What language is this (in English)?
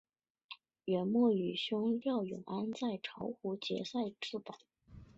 Chinese